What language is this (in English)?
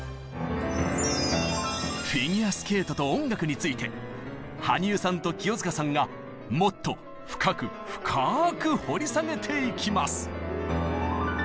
Japanese